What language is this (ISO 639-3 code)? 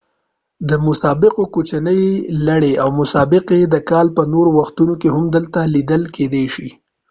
pus